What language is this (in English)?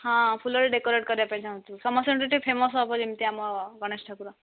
Odia